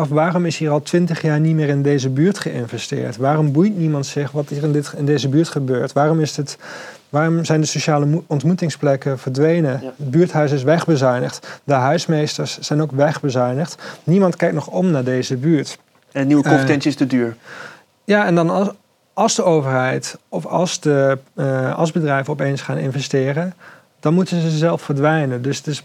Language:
Dutch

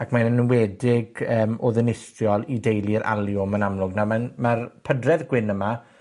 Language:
Welsh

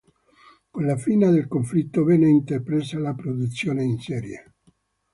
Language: Italian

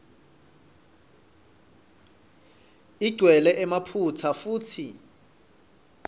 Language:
Swati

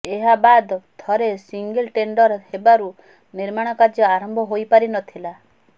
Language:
Odia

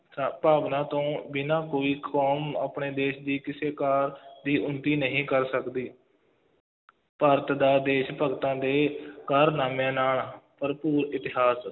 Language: Punjabi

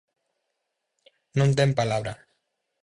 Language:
Galician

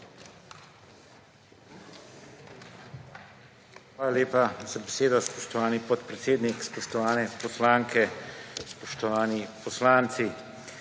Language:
Slovenian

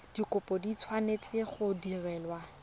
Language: Tswana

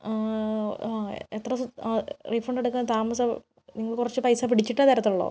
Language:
Malayalam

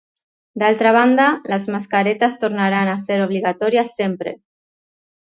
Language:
Catalan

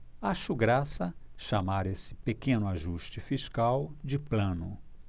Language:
Portuguese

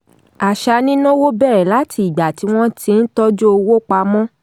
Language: Yoruba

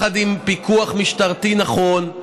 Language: Hebrew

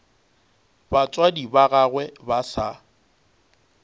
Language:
Northern Sotho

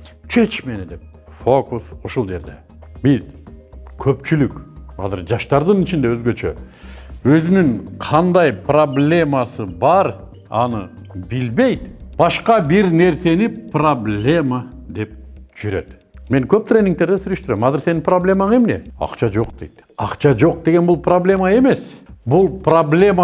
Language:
Turkish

